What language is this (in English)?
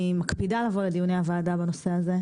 Hebrew